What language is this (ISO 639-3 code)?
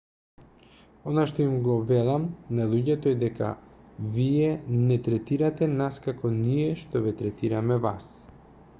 mkd